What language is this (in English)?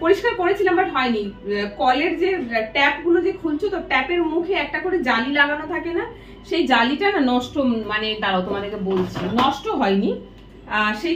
Bangla